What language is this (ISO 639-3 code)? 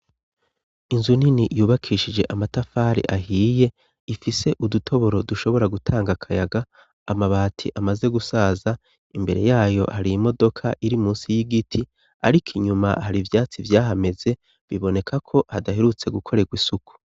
run